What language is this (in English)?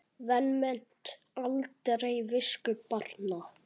Icelandic